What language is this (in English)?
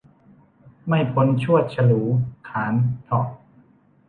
Thai